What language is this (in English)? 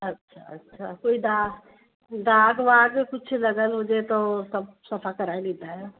Sindhi